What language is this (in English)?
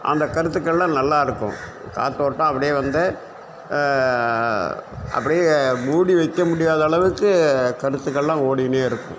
Tamil